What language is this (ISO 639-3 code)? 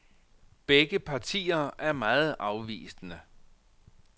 dan